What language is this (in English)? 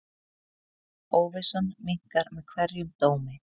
Icelandic